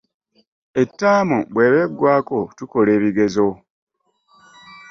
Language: Ganda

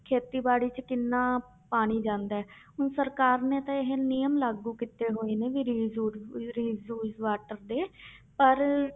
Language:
Punjabi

